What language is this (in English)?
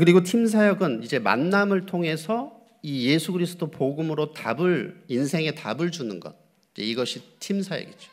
Korean